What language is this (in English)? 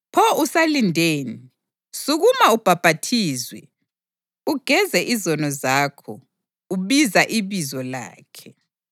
North Ndebele